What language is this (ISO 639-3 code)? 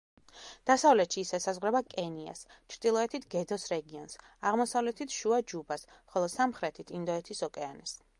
kat